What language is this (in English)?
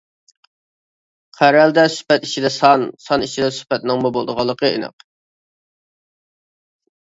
Uyghur